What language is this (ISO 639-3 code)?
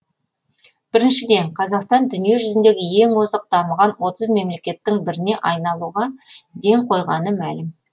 kaz